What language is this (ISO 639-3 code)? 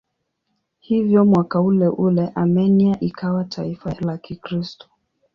swa